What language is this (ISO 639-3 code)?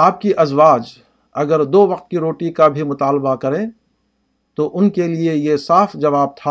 urd